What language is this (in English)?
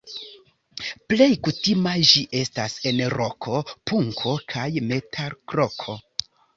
Esperanto